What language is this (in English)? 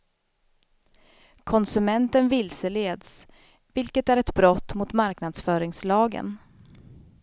Swedish